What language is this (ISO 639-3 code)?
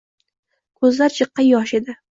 uzb